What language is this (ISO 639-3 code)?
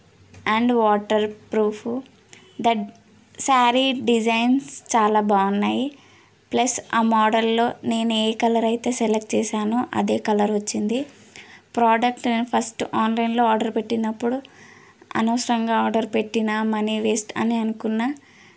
tel